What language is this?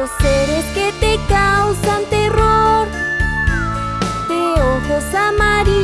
Spanish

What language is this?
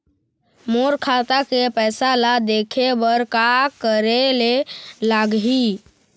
Chhattisgarhi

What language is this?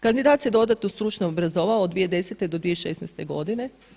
Croatian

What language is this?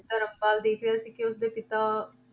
Punjabi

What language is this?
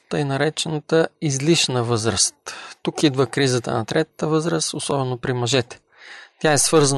Bulgarian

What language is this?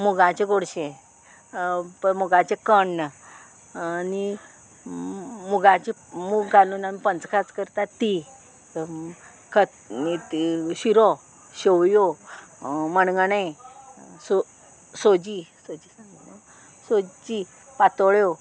Konkani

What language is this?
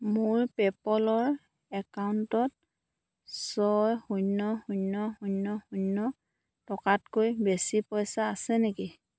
Assamese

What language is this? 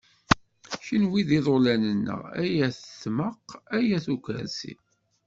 Kabyle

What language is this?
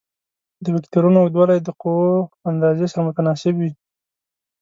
Pashto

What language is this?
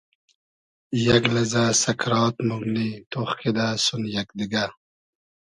Hazaragi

